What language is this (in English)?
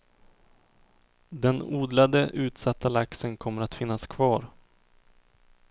Swedish